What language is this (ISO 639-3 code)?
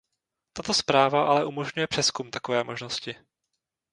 ces